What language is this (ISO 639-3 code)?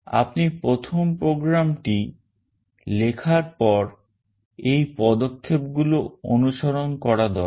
ben